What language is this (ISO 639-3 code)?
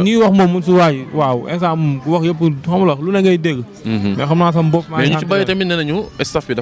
ind